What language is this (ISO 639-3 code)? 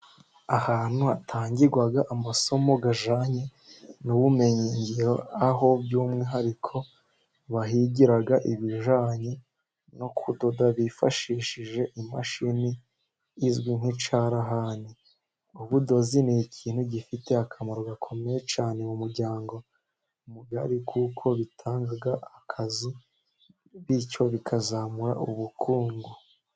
kin